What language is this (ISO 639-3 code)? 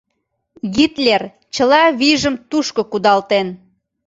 chm